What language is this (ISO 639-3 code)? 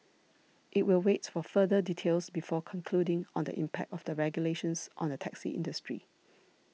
eng